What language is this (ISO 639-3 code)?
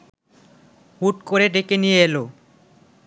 ben